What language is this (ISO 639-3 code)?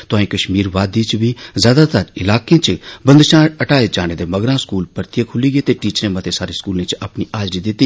doi